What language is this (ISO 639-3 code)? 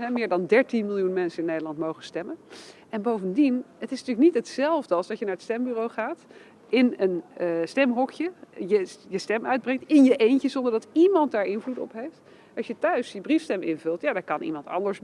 nld